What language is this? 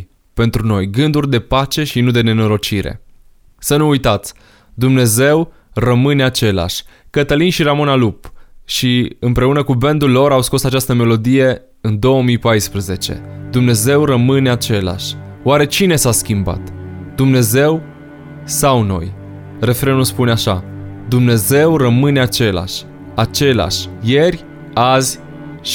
Romanian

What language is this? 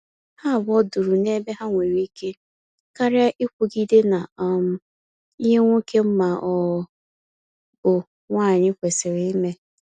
Igbo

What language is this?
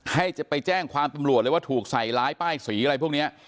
Thai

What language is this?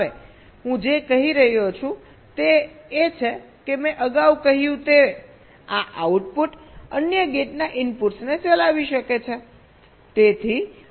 Gujarati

